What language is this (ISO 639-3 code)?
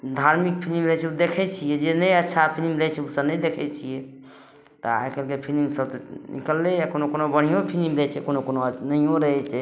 mai